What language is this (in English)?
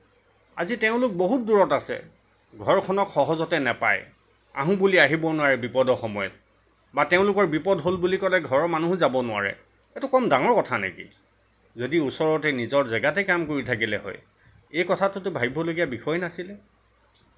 Assamese